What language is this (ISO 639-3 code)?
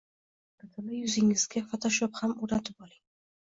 uzb